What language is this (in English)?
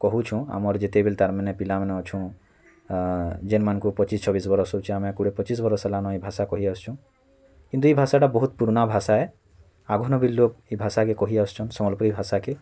Odia